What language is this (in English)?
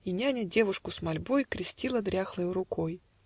Russian